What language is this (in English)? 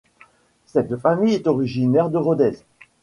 French